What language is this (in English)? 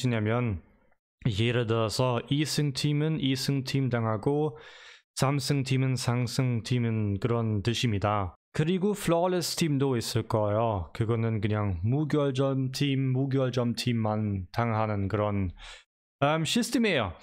Korean